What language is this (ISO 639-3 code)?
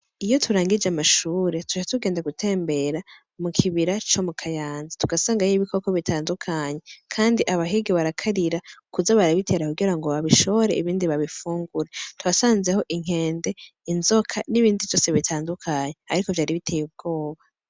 run